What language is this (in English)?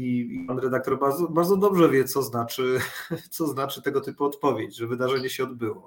Polish